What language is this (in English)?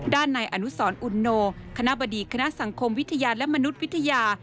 Thai